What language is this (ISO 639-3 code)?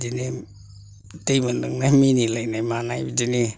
brx